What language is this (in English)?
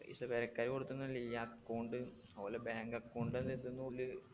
Malayalam